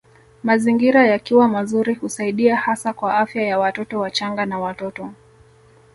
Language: Swahili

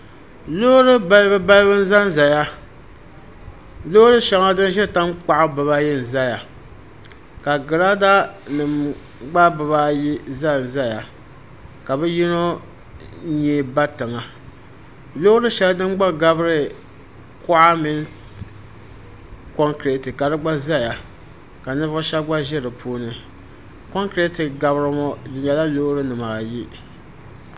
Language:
Dagbani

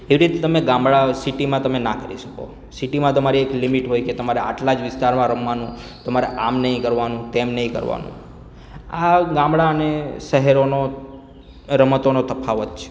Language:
Gujarati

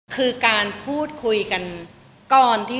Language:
Thai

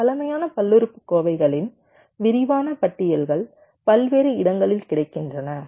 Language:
Tamil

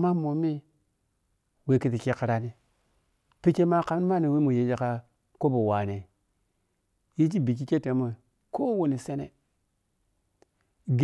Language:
Piya-Kwonci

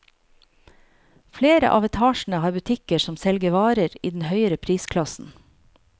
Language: Norwegian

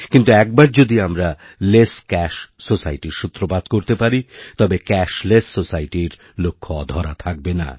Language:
Bangla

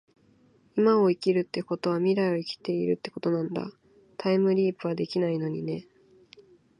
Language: Japanese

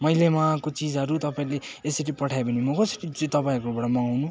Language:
Nepali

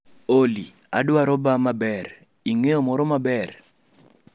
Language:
Luo (Kenya and Tanzania)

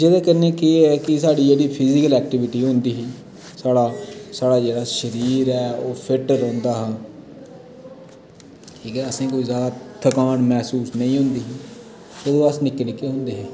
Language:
Dogri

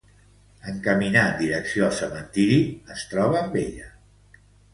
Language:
Catalan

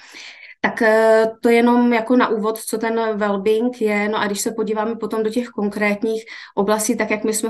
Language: Czech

